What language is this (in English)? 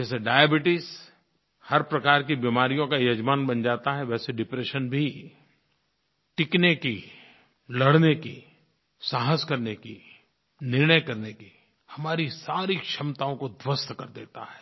Hindi